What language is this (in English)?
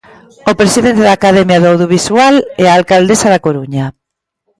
Galician